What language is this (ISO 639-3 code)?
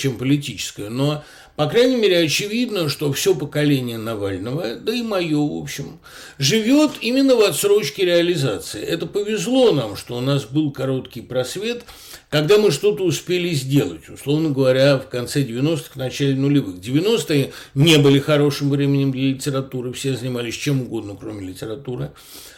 rus